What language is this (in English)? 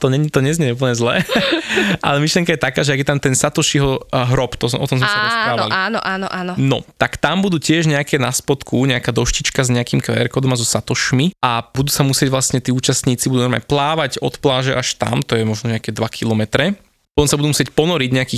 Slovak